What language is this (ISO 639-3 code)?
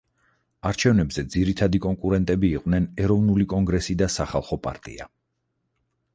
kat